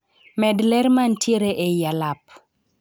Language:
Luo (Kenya and Tanzania)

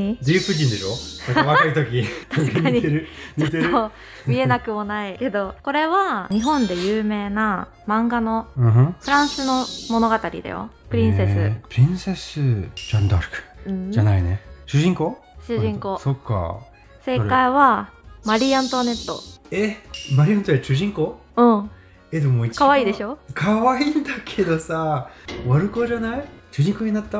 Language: Japanese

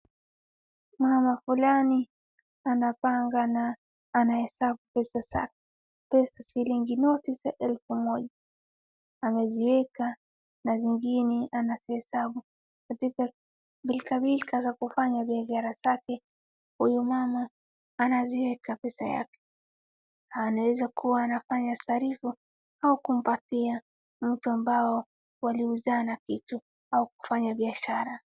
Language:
Swahili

